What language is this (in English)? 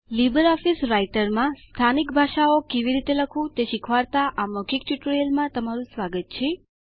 Gujarati